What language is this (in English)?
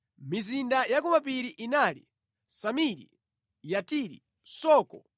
Nyanja